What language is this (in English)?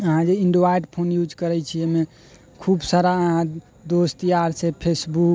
Maithili